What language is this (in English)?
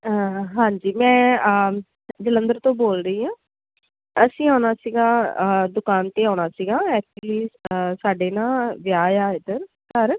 Punjabi